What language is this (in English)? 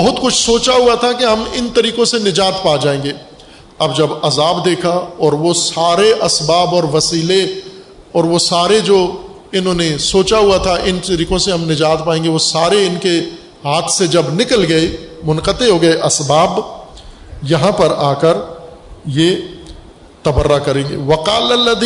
Urdu